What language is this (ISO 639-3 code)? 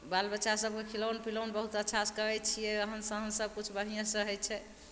mai